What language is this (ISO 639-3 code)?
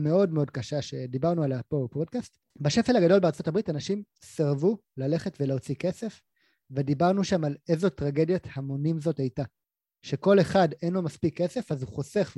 heb